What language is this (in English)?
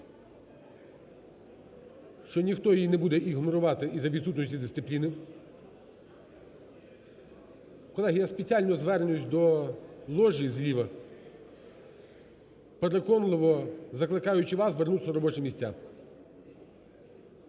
Ukrainian